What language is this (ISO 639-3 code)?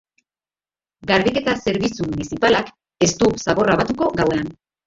eus